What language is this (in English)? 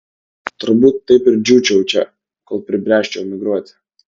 Lithuanian